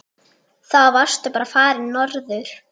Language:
Icelandic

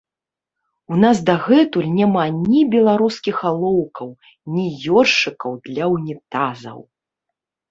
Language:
Belarusian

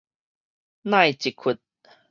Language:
Min Nan Chinese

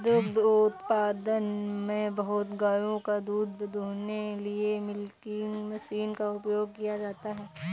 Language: Hindi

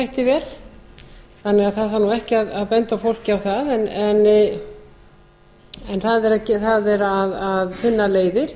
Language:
Icelandic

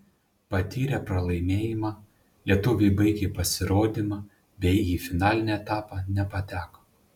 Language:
Lithuanian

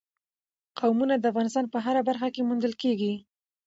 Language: Pashto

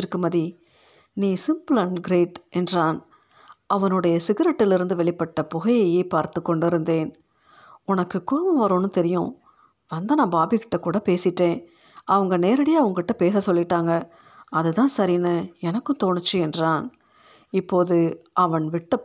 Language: Tamil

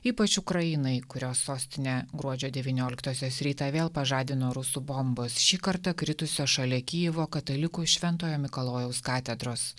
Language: Lithuanian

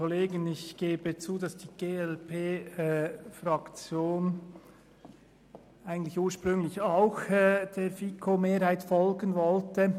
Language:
Swiss German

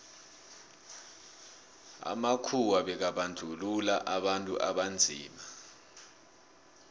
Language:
South Ndebele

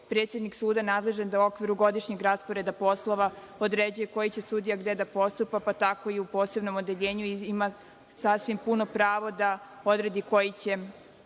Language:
Serbian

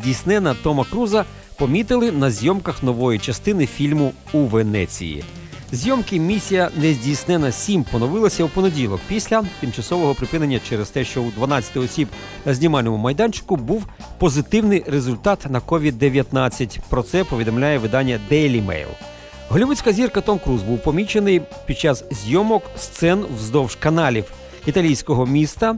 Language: Ukrainian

